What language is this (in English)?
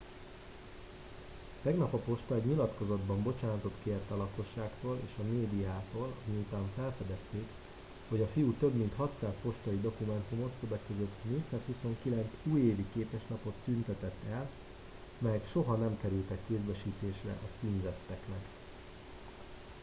Hungarian